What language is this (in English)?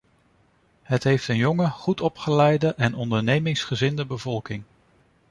Dutch